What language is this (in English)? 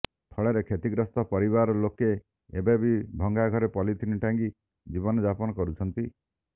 Odia